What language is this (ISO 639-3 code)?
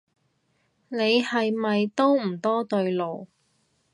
yue